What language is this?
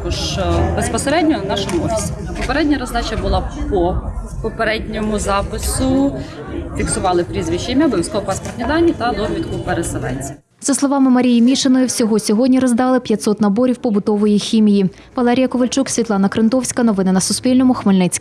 Ukrainian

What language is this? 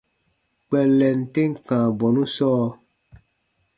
Baatonum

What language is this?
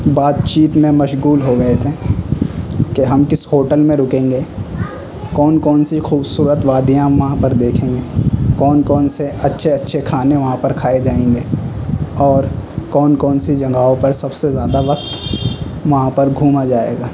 Urdu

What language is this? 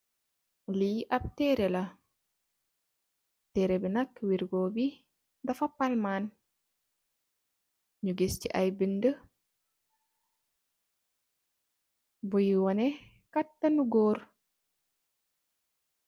Wolof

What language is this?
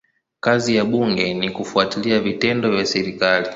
Swahili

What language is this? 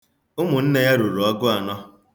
Igbo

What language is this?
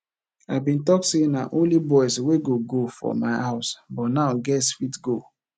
Nigerian Pidgin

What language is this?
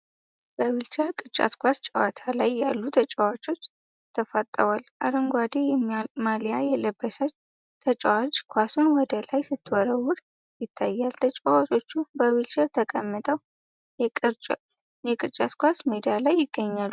Amharic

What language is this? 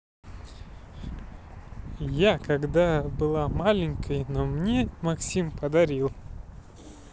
Russian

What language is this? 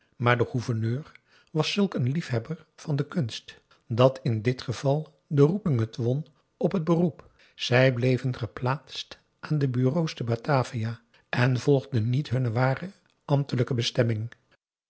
Dutch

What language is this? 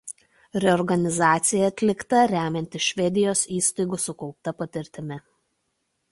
Lithuanian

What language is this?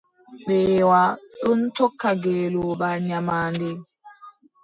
Adamawa Fulfulde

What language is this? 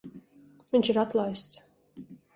Latvian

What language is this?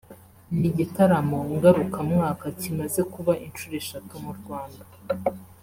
Kinyarwanda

